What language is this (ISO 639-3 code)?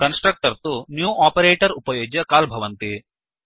san